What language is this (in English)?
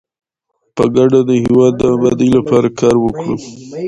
Pashto